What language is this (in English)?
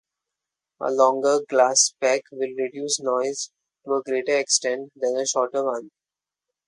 English